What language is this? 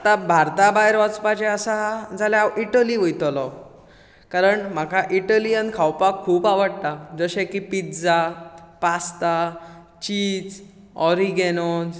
Konkani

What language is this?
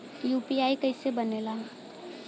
Bhojpuri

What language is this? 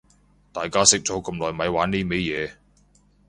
Cantonese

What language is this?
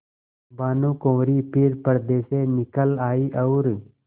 Hindi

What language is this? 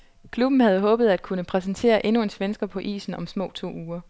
Danish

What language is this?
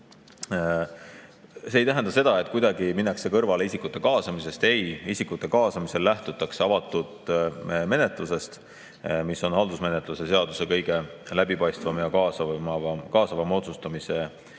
Estonian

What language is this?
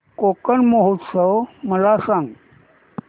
Marathi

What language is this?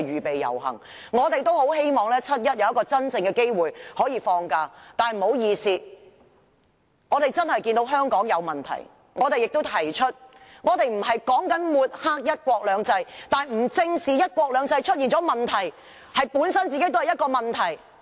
Cantonese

